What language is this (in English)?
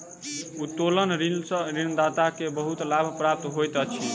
Maithili